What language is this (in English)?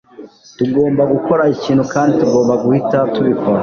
Kinyarwanda